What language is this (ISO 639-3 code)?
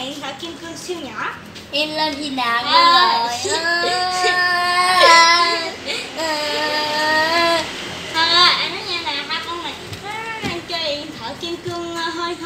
vie